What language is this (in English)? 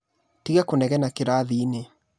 Kikuyu